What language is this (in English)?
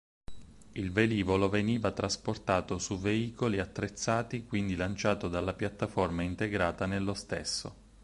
Italian